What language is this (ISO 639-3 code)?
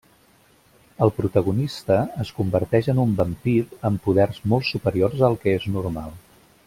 cat